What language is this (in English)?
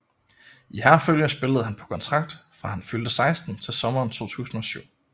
Danish